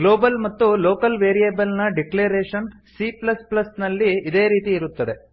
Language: Kannada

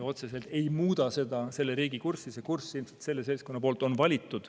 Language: Estonian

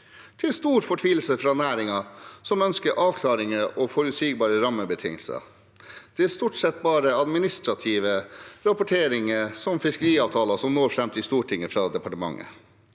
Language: Norwegian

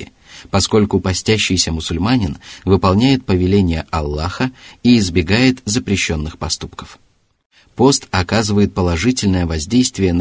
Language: Russian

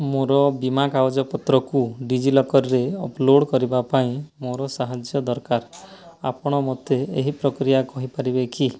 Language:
Odia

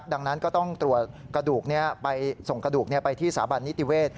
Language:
Thai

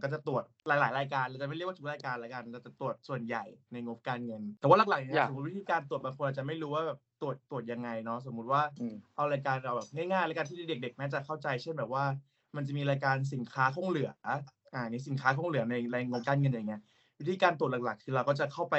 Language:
Thai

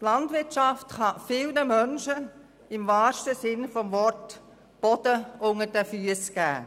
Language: Swiss German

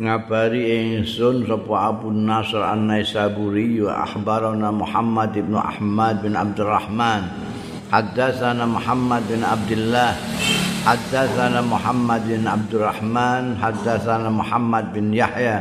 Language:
Indonesian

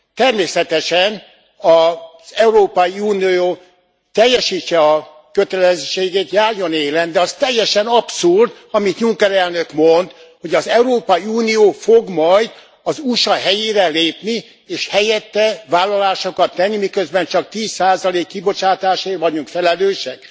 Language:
Hungarian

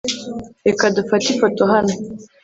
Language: Kinyarwanda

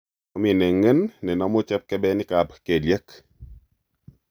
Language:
Kalenjin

